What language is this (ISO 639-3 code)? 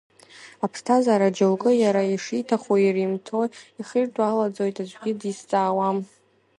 abk